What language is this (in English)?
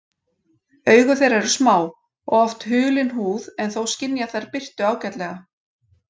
Icelandic